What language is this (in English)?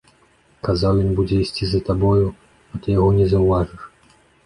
Belarusian